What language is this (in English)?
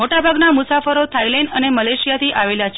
Gujarati